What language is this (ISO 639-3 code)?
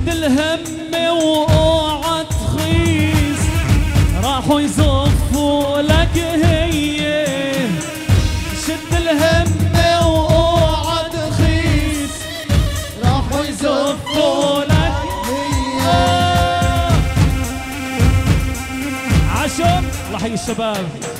ara